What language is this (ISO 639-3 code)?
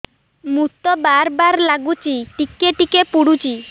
ori